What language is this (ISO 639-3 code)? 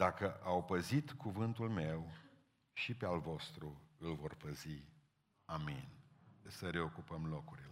ron